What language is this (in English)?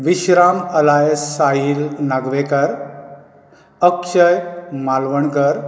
Konkani